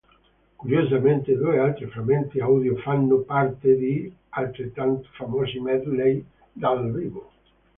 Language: Italian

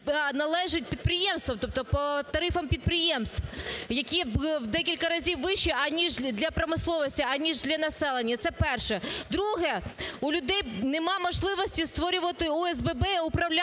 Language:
Ukrainian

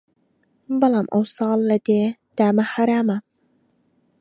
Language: Central Kurdish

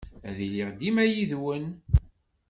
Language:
Kabyle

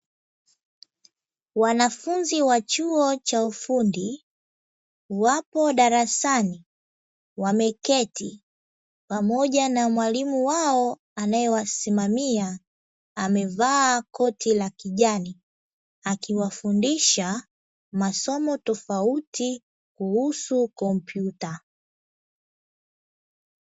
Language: Swahili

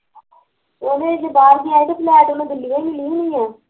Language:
Punjabi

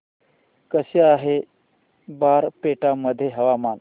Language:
Marathi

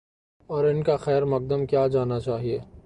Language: Urdu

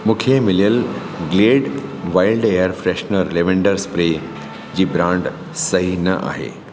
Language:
Sindhi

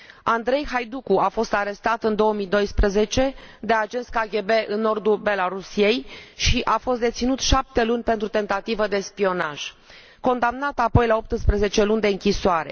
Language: Romanian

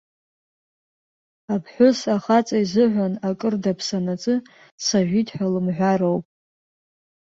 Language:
Abkhazian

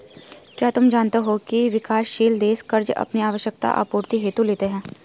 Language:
Hindi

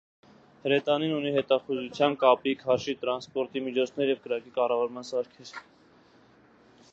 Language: Armenian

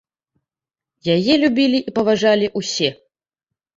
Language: Belarusian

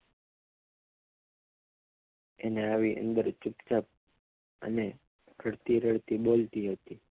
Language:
Gujarati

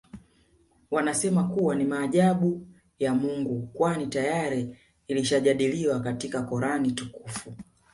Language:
Swahili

